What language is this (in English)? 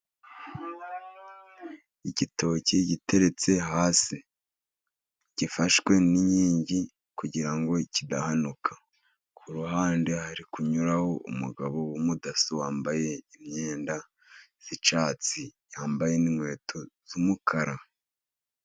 Kinyarwanda